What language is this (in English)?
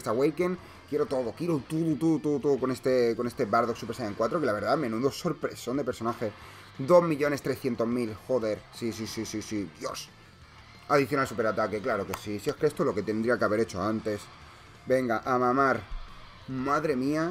Spanish